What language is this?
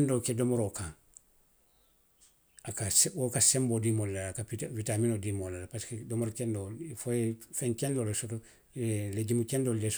Western Maninkakan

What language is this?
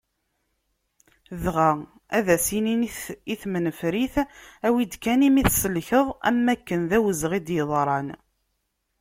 Kabyle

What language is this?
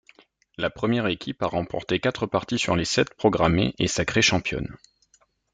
French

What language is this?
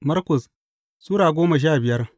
Hausa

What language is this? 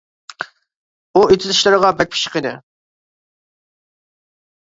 Uyghur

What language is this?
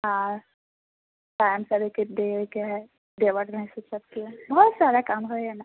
Maithili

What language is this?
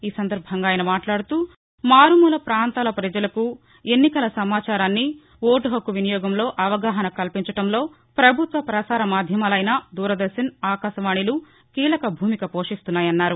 Telugu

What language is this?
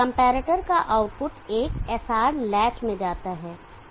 Hindi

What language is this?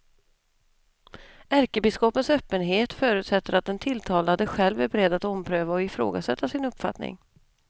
Swedish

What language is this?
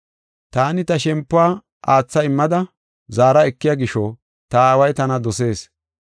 Gofa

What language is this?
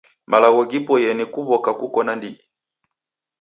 Taita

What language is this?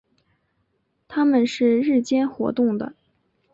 Chinese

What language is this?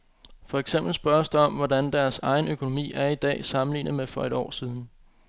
Danish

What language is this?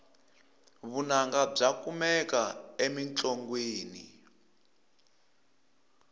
Tsonga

